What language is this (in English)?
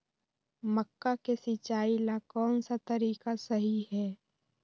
Magahi